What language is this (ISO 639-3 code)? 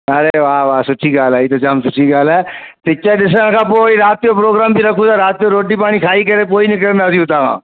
snd